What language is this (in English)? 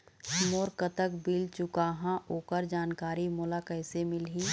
Chhattisgarhi